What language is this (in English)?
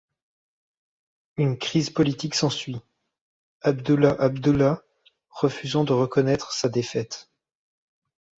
French